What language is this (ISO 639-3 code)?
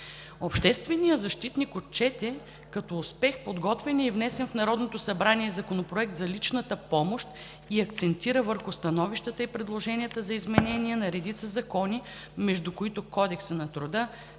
bul